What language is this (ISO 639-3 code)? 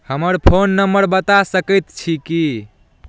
mai